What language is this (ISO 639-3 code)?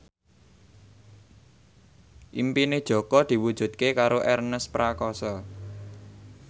jav